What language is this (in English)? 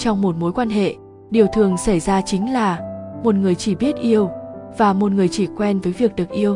Vietnamese